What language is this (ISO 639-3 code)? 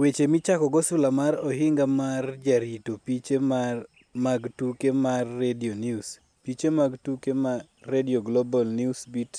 luo